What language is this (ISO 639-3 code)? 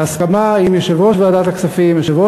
heb